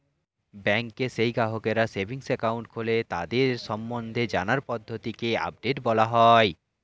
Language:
Bangla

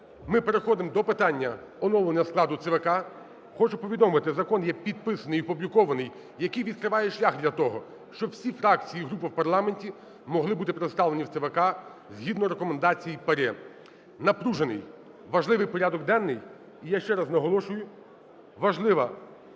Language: Ukrainian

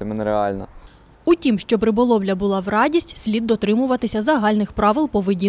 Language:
Ukrainian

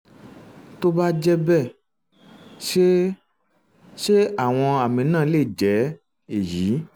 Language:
Yoruba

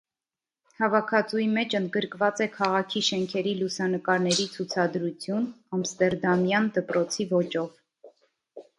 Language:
Armenian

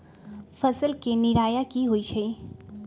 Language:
Magahi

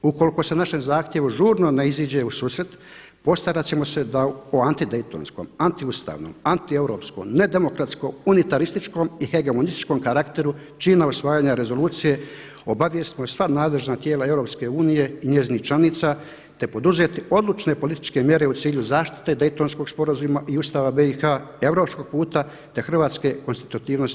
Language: Croatian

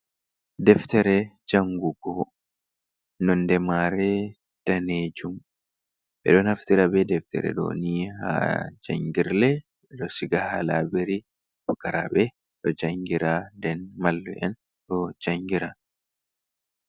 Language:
Fula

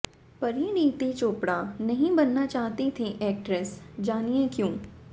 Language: Hindi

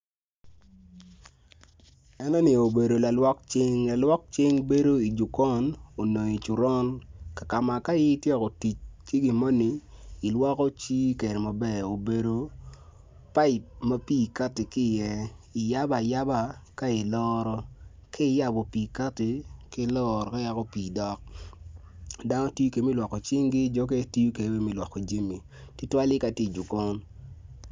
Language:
Acoli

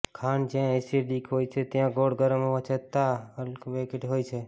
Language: Gujarati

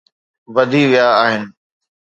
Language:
Sindhi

